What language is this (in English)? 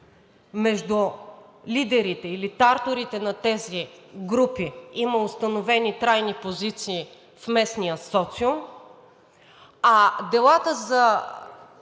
Bulgarian